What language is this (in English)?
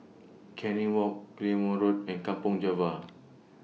English